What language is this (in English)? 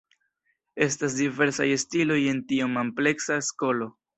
Esperanto